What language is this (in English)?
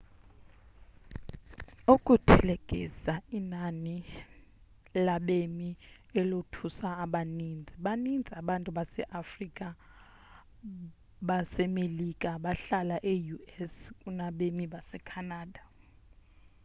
Xhosa